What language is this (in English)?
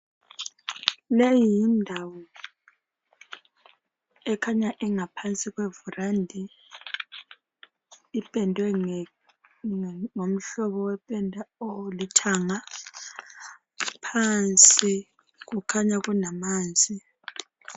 North Ndebele